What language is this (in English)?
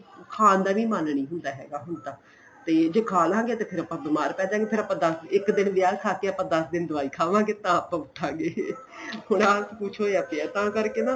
Punjabi